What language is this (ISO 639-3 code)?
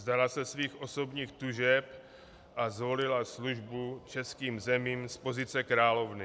ces